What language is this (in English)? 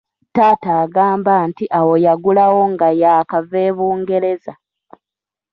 Ganda